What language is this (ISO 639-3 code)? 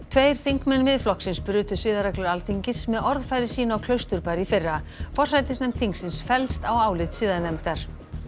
isl